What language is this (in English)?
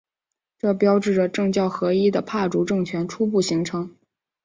Chinese